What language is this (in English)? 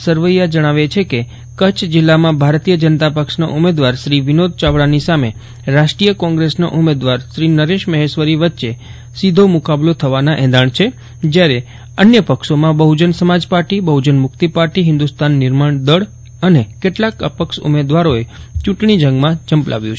Gujarati